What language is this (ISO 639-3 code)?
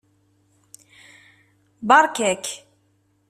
kab